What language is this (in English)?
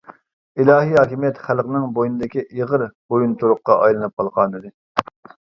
Uyghur